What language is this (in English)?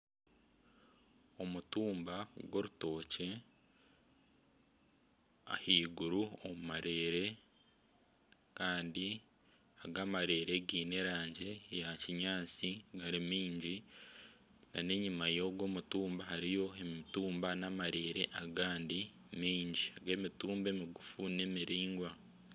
Nyankole